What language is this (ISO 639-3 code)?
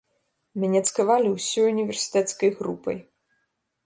bel